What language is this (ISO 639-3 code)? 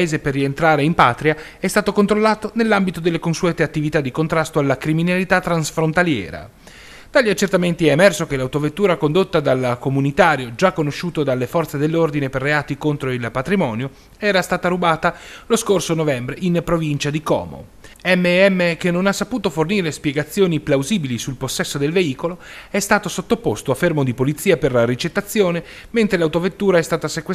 ita